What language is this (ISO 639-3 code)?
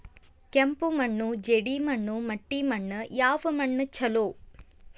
kan